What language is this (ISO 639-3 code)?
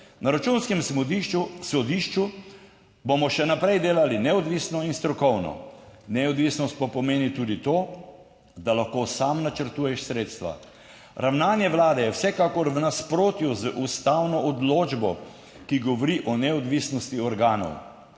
slv